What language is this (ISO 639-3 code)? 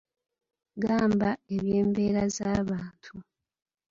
lug